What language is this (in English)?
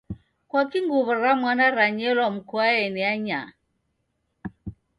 Taita